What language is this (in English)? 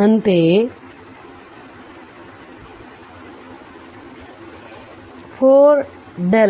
Kannada